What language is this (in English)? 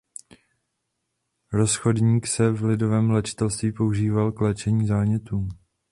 Czech